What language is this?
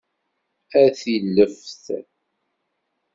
Kabyle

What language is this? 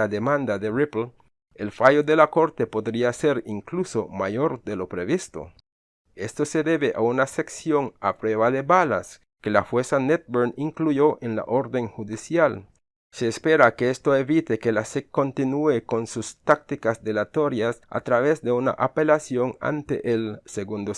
Spanish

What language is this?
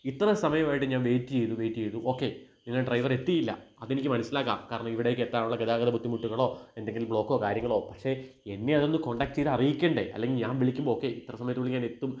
Malayalam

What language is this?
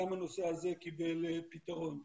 Hebrew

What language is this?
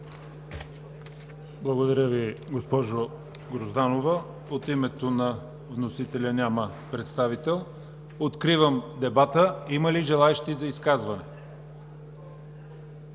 Bulgarian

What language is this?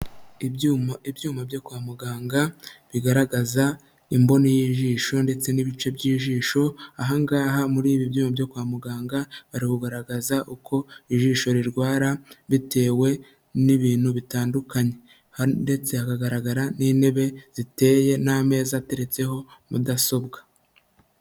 Kinyarwanda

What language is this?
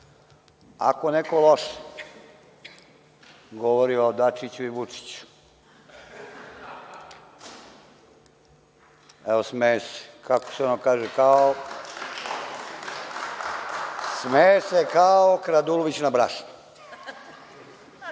Serbian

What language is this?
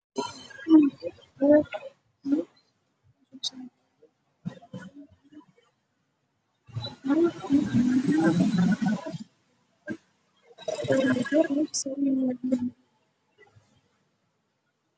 Somali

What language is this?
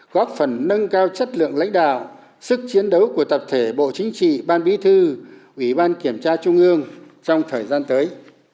Vietnamese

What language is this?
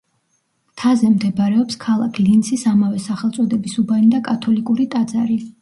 Georgian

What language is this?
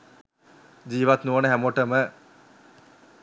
Sinhala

